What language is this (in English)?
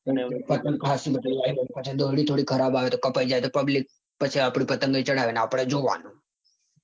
Gujarati